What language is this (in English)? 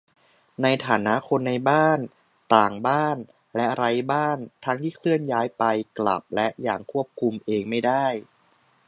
Thai